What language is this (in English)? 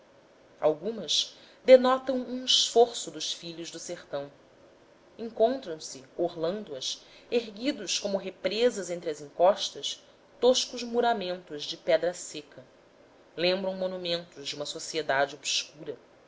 Portuguese